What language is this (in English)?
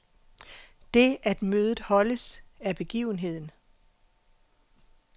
Danish